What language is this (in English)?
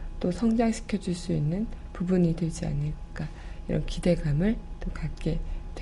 Korean